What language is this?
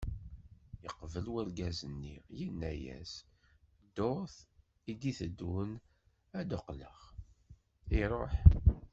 Kabyle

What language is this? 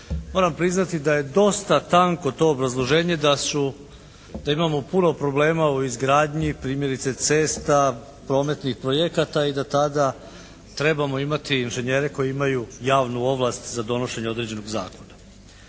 Croatian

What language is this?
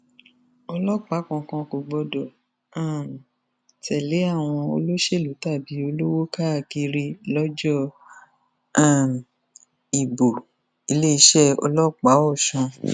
Yoruba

